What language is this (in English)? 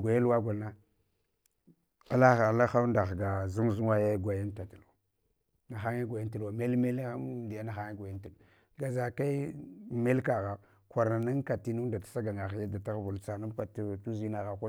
Hwana